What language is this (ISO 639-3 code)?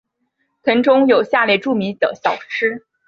zho